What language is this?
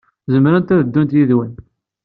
Kabyle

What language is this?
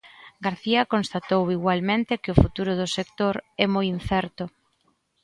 Galician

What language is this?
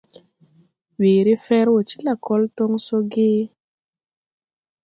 Tupuri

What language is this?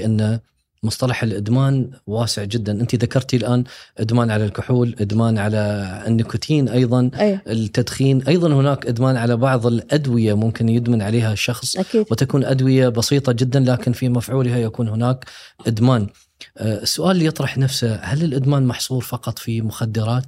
Arabic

